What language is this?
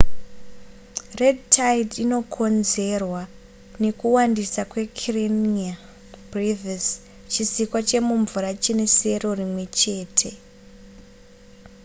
Shona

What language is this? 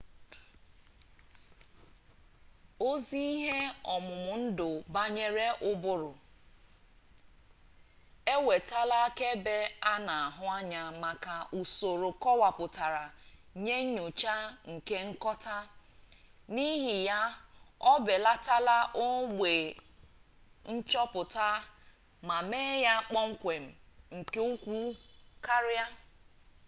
Igbo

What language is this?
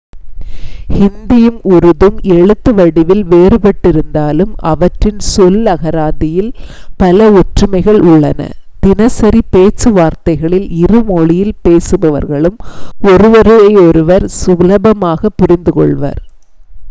Tamil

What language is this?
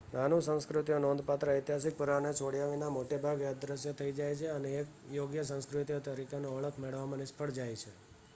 Gujarati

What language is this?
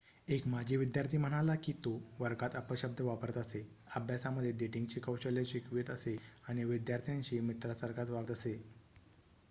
Marathi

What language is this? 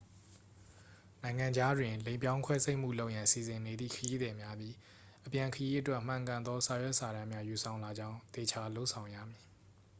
Burmese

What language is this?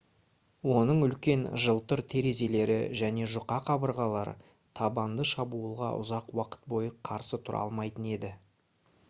Kazakh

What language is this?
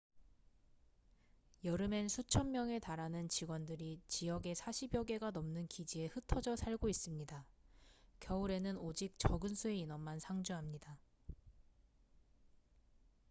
Korean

